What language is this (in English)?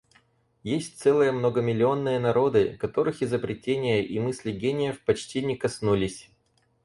Russian